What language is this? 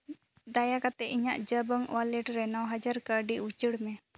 Santali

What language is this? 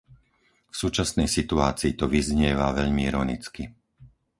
Slovak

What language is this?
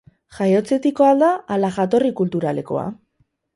Basque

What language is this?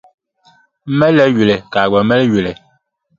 Dagbani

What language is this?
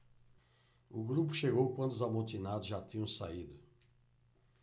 Portuguese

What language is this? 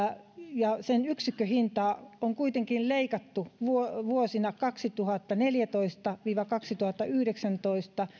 Finnish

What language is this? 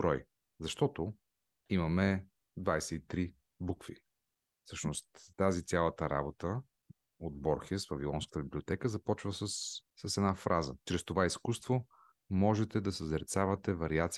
Bulgarian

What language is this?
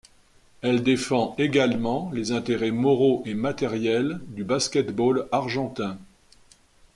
French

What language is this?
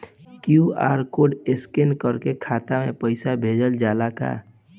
Bhojpuri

